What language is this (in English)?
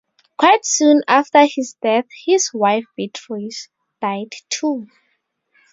English